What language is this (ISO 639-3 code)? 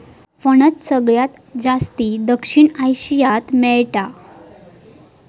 mar